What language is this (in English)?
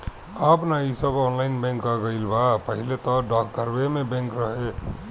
Bhojpuri